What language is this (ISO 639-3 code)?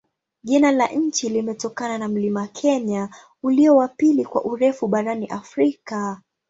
swa